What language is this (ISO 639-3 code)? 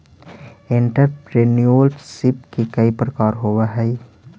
mag